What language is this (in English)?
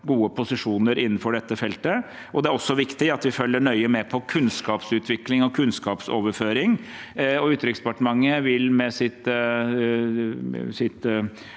Norwegian